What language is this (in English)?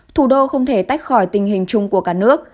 Vietnamese